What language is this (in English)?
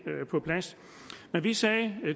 Danish